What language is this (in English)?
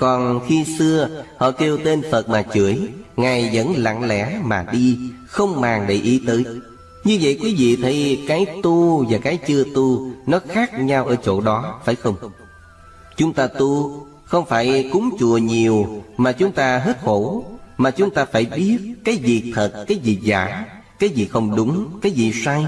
Vietnamese